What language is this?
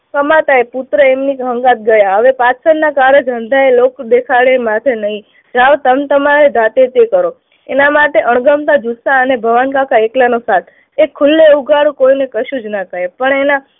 Gujarati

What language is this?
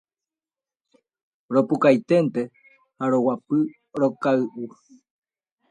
Guarani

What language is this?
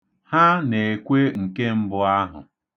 Igbo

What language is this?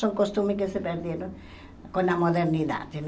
Portuguese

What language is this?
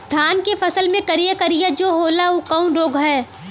Bhojpuri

